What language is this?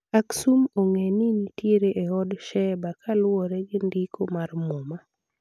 Luo (Kenya and Tanzania)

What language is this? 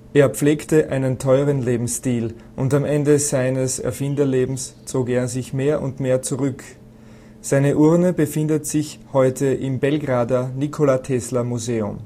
German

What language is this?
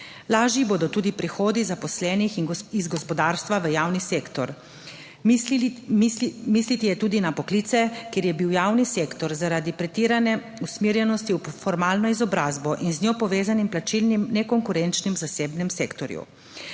Slovenian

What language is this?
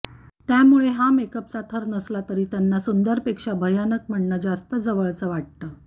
Marathi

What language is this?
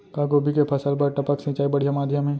Chhattisgarhi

